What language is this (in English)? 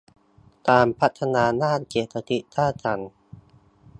Thai